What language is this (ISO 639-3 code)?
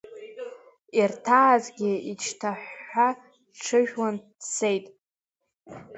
abk